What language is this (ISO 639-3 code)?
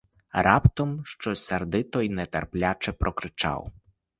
ukr